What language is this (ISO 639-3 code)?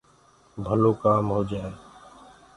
ggg